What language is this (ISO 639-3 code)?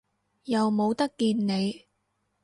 yue